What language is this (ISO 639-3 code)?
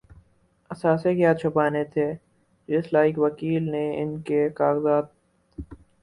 urd